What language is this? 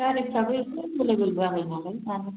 Bodo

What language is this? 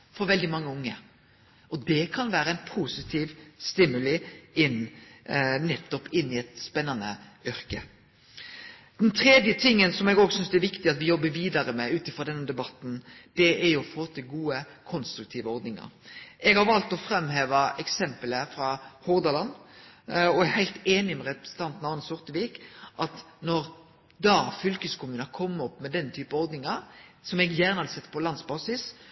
Norwegian Nynorsk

